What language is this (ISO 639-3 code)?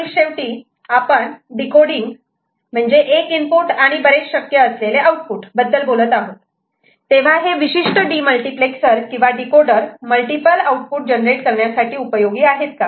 mar